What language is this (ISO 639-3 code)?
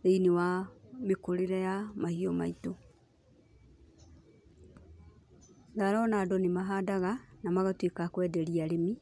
kik